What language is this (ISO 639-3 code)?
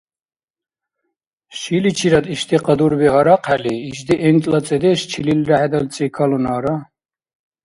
dar